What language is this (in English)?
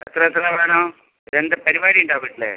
Malayalam